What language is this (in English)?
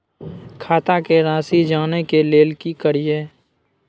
Maithili